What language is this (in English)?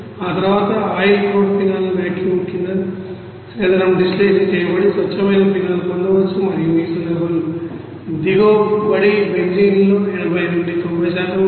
Telugu